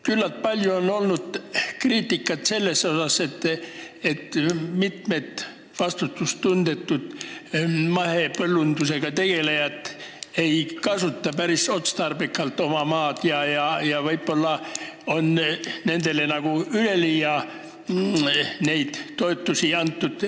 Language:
Estonian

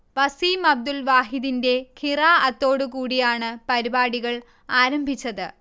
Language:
Malayalam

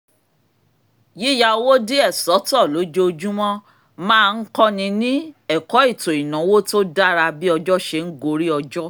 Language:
Yoruba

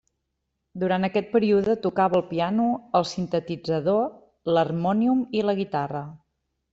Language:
Catalan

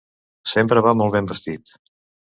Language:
Catalan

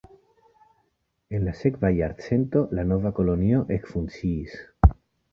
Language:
Esperanto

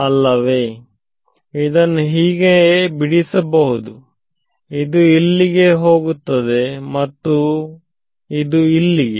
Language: Kannada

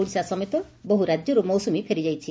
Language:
Odia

